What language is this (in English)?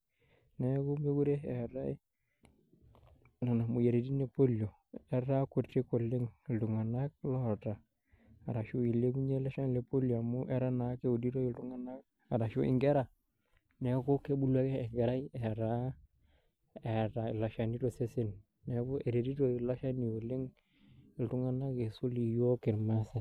Masai